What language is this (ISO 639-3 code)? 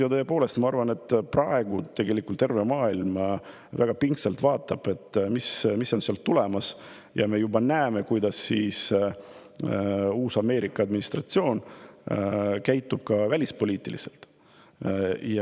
est